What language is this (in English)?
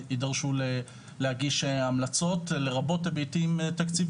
Hebrew